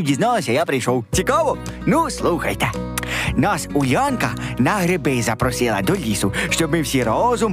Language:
Ukrainian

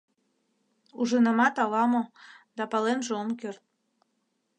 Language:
Mari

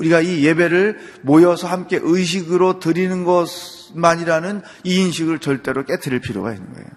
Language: Korean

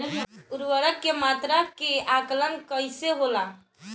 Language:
Bhojpuri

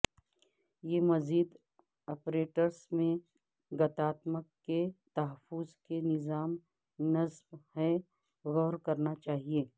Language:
Urdu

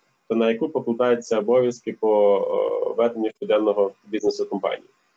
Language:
Ukrainian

